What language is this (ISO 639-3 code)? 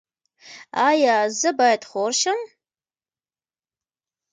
pus